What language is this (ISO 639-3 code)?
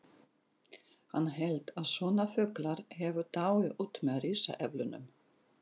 isl